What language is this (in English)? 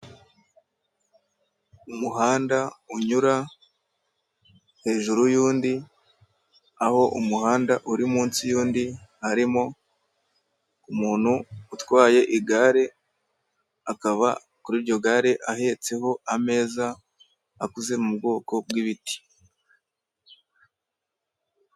Kinyarwanda